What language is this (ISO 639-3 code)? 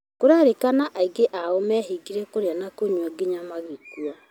kik